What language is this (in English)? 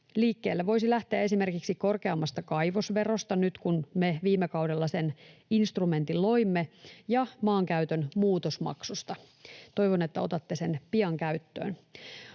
Finnish